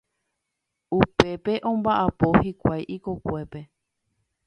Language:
Guarani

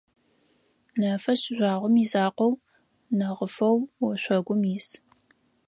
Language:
Adyghe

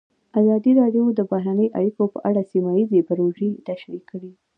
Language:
Pashto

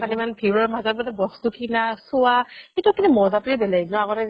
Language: Assamese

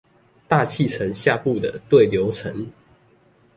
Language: Chinese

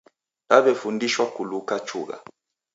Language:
Taita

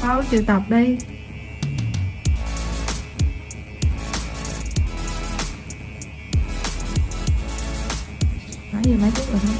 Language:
Vietnamese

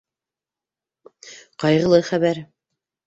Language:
Bashkir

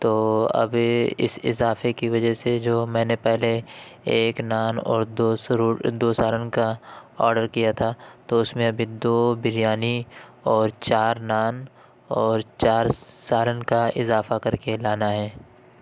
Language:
Urdu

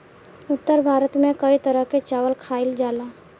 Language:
Bhojpuri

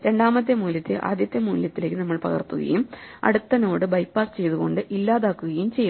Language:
Malayalam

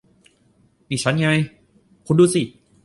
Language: Thai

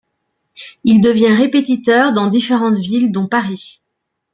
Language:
French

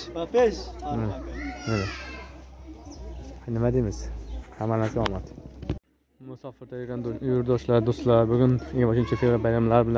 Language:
Arabic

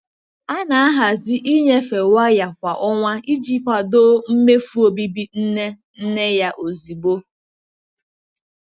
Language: Igbo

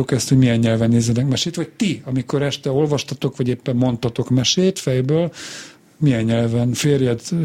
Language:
Hungarian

